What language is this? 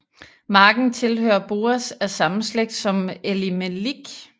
Danish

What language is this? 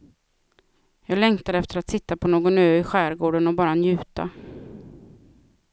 Swedish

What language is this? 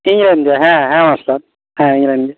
Santali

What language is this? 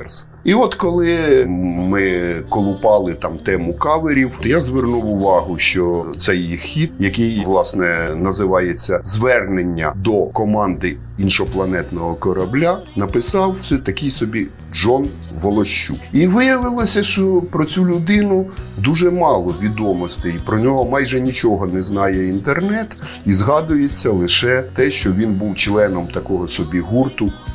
Ukrainian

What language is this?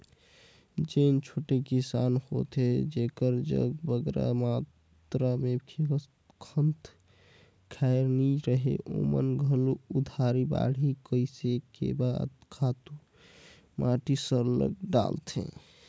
Chhattisgarhi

